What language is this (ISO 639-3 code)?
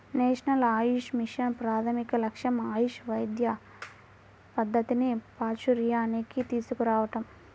tel